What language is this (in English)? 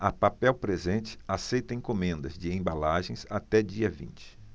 Portuguese